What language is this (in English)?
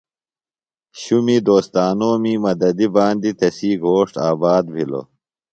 Phalura